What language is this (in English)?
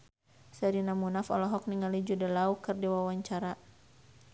Sundanese